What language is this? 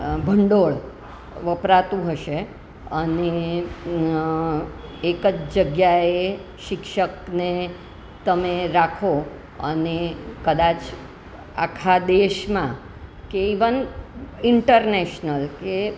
Gujarati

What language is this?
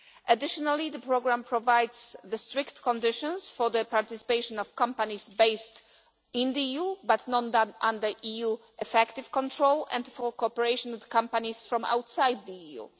English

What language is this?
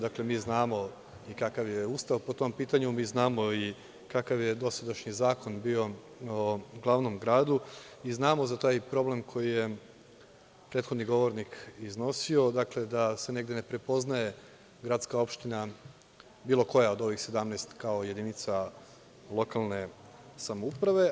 Serbian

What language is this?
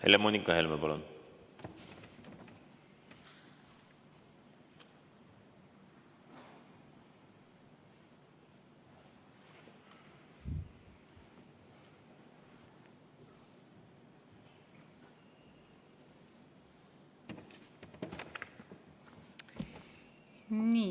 Estonian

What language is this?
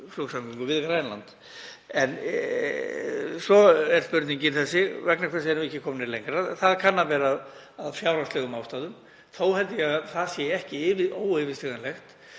Icelandic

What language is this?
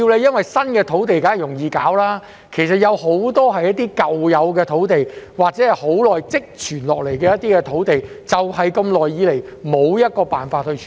Cantonese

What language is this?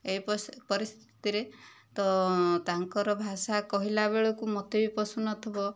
Odia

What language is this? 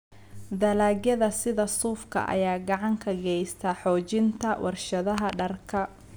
Somali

